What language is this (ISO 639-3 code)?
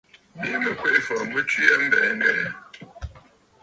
bfd